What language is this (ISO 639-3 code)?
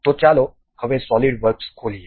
guj